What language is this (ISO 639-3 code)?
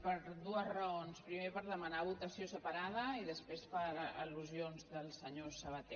cat